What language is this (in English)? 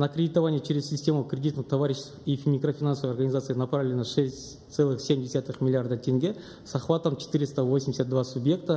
Russian